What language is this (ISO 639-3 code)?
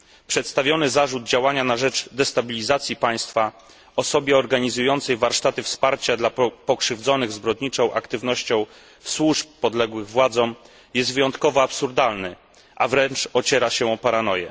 pol